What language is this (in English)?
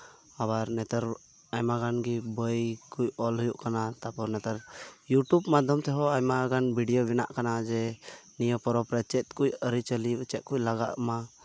Santali